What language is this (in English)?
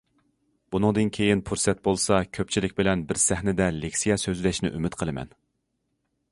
Uyghur